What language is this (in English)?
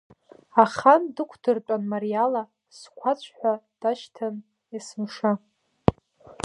Abkhazian